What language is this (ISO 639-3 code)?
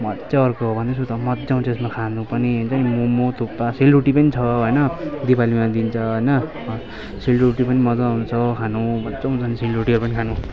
nep